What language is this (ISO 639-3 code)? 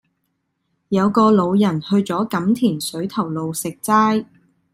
yue